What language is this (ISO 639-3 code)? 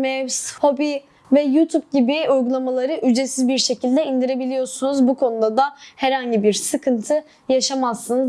tur